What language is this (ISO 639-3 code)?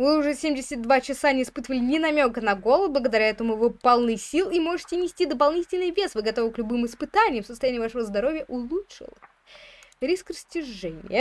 rus